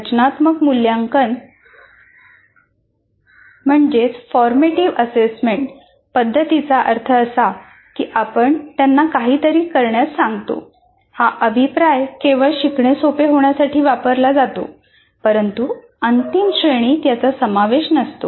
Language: Marathi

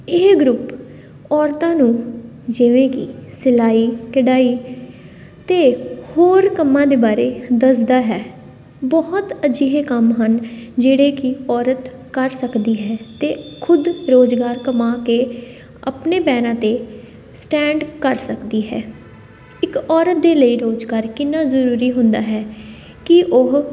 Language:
Punjabi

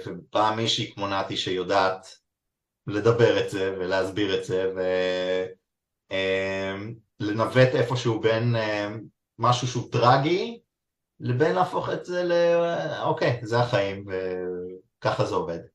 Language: Hebrew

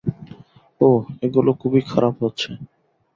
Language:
Bangla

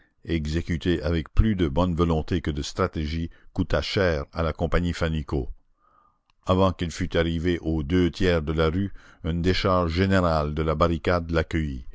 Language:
French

